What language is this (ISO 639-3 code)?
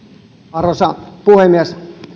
fin